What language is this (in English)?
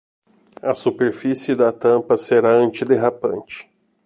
Portuguese